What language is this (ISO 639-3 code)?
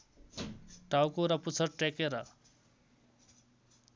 nep